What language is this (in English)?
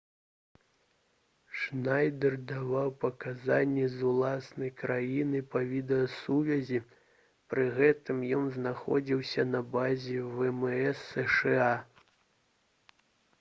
Belarusian